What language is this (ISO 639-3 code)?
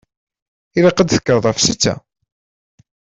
kab